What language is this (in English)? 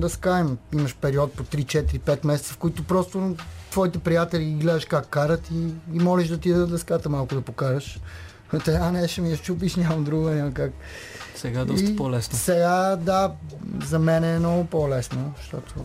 Bulgarian